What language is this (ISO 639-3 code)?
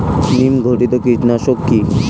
ben